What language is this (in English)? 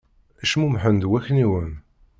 Kabyle